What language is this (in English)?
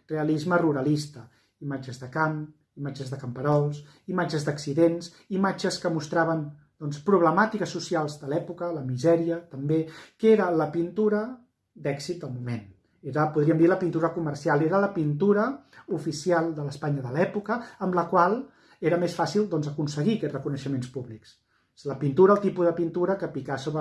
Catalan